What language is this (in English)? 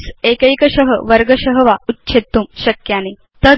Sanskrit